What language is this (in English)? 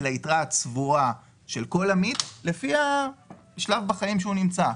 Hebrew